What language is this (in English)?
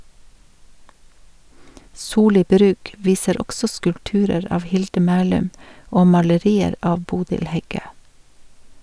Norwegian